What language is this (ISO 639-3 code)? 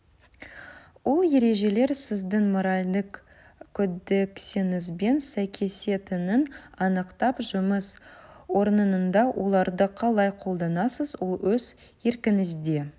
kaz